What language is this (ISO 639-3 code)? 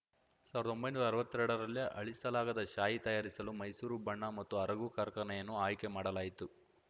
kan